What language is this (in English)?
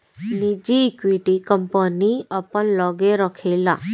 Bhojpuri